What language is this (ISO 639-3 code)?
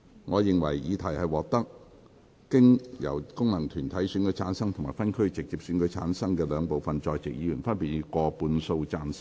yue